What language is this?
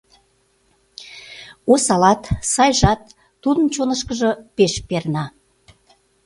Mari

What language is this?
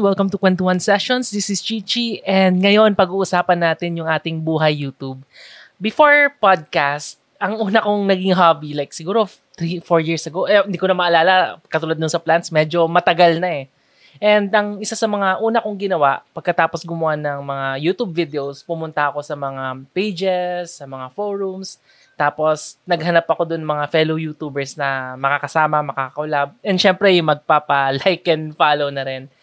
Filipino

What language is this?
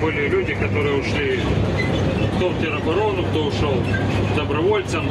Russian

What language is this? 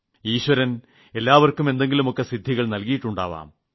Malayalam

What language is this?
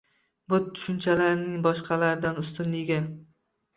Uzbek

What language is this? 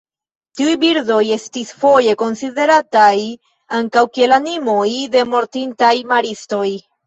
Esperanto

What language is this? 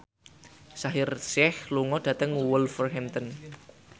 Javanese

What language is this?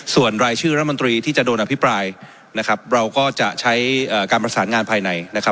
Thai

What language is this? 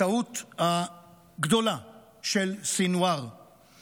Hebrew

